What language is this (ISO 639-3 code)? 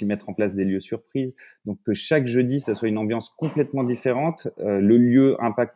fra